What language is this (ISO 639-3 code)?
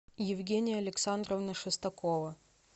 rus